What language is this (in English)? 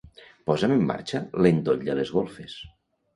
Catalan